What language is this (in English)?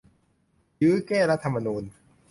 Thai